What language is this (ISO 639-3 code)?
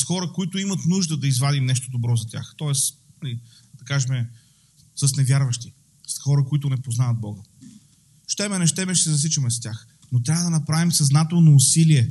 bul